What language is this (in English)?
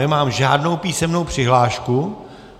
Czech